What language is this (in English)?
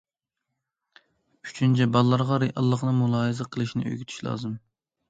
Uyghur